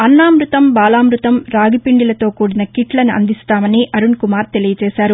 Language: Telugu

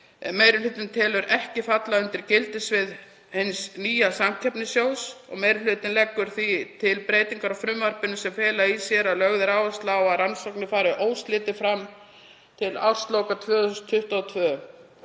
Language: Icelandic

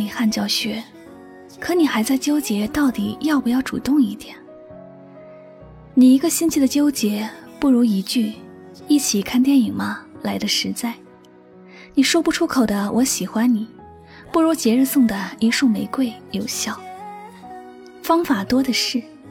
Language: Chinese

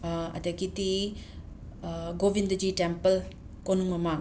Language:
Manipuri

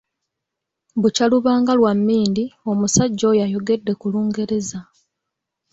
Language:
Ganda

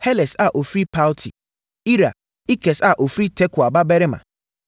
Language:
Akan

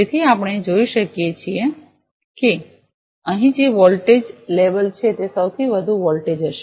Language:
Gujarati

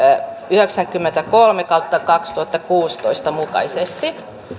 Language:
Finnish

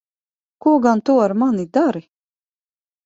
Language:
Latvian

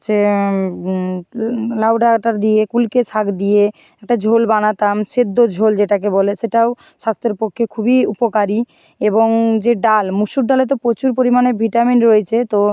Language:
Bangla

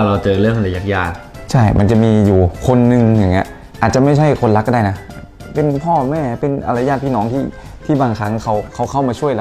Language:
Thai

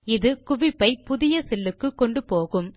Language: Tamil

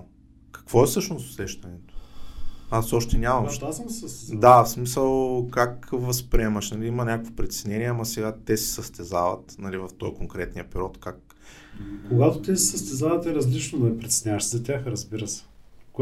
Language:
Bulgarian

